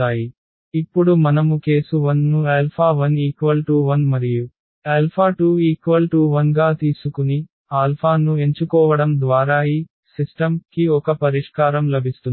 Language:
Telugu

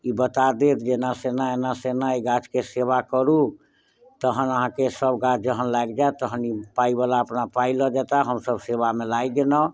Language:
Maithili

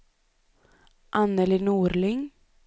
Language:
Swedish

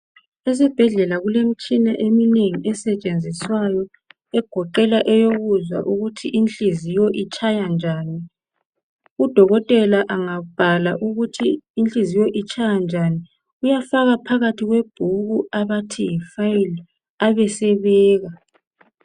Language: North Ndebele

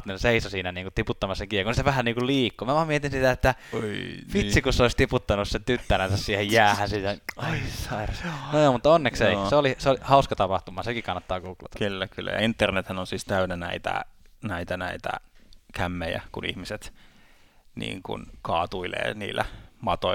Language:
Finnish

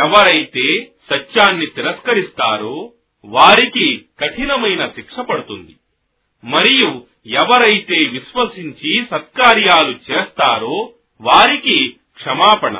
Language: Telugu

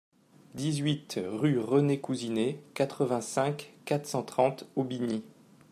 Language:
French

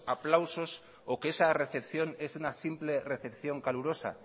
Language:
Spanish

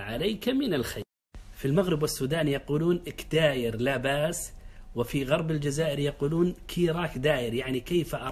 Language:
Arabic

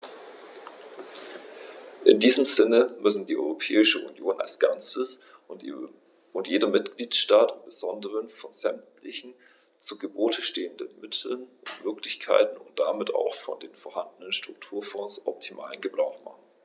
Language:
German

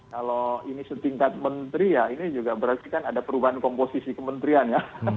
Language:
Indonesian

